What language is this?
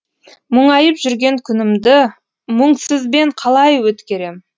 Kazakh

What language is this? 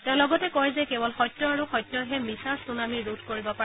Assamese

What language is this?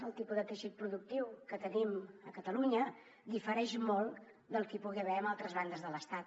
Catalan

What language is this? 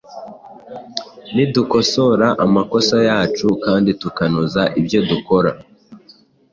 Kinyarwanda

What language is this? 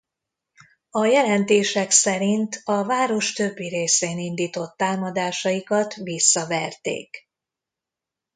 Hungarian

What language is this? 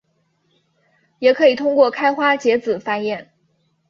Chinese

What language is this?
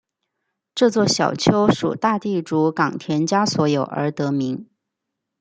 Chinese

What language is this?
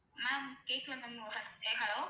Tamil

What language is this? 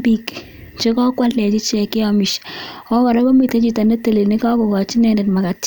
Kalenjin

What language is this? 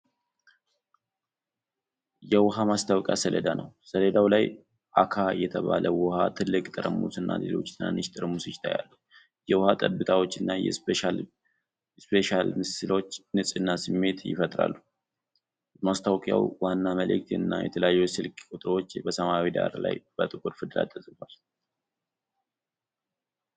Amharic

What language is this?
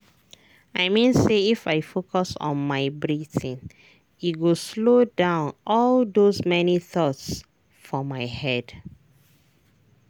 Nigerian Pidgin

